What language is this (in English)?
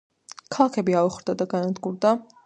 Georgian